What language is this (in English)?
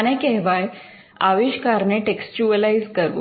Gujarati